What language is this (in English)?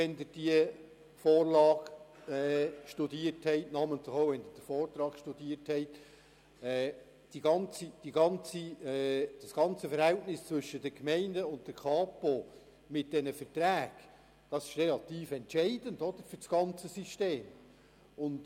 Swiss German